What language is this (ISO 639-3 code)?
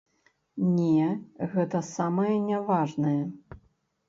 bel